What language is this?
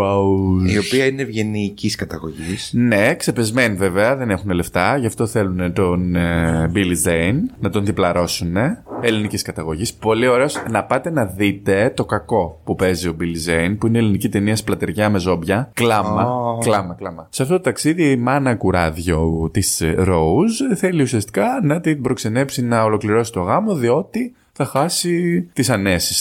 Greek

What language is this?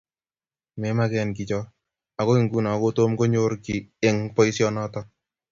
Kalenjin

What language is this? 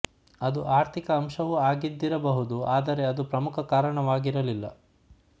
Kannada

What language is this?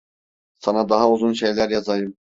Turkish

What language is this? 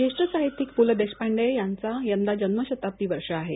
Marathi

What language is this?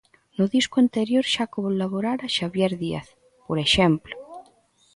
Galician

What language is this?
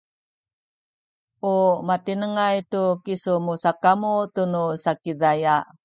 Sakizaya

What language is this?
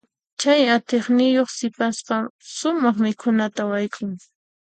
Puno Quechua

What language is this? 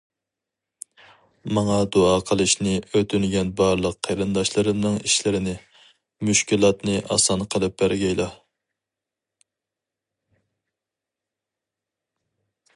Uyghur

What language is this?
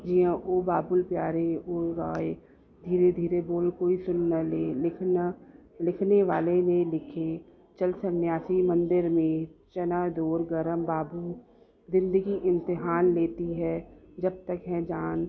Sindhi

